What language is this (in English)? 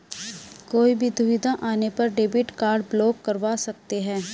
Hindi